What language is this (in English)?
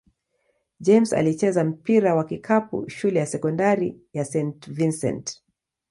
Swahili